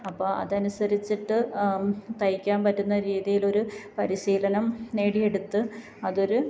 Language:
Malayalam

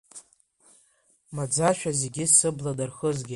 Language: Abkhazian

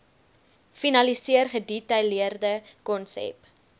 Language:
Afrikaans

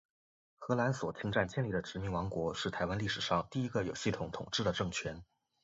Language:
Chinese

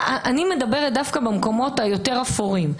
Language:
Hebrew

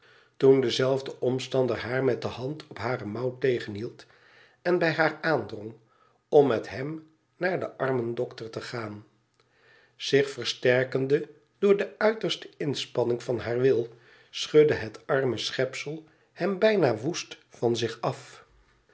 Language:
Dutch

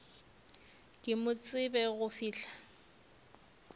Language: Northern Sotho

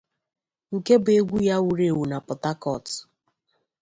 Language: Igbo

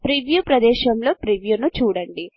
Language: Telugu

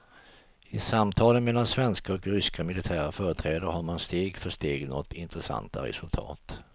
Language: Swedish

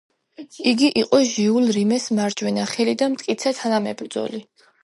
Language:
Georgian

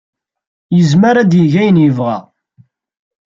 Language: Kabyle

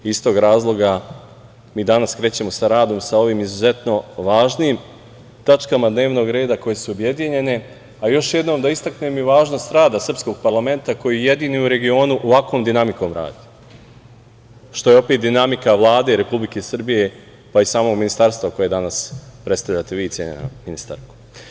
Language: Serbian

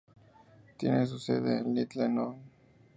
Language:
Spanish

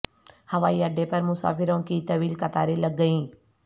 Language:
Urdu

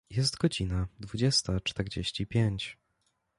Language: Polish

